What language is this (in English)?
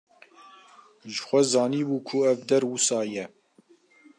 Kurdish